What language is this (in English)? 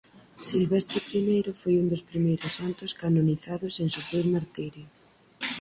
Galician